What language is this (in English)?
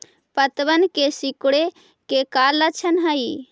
Magahi